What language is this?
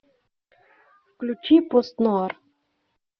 Russian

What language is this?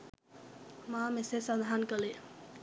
Sinhala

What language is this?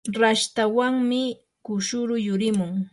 Yanahuanca Pasco Quechua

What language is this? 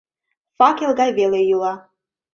Mari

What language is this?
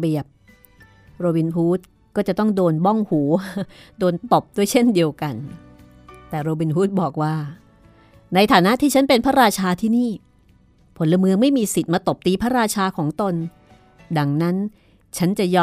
Thai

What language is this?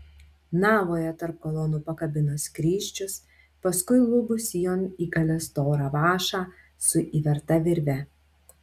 Lithuanian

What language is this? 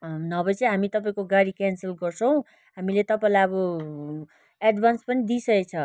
Nepali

